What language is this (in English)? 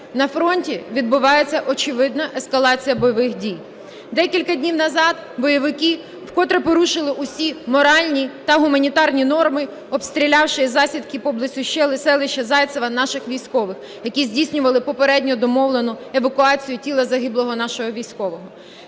Ukrainian